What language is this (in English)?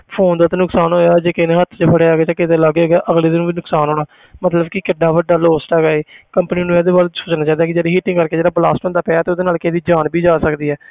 Punjabi